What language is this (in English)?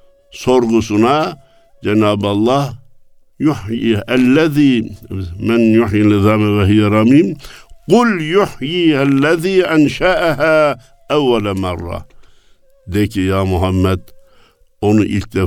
Turkish